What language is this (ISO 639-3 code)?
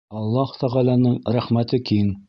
bak